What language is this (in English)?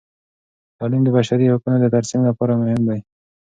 Pashto